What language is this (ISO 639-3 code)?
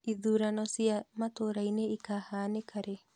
kik